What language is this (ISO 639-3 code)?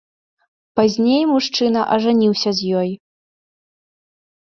bel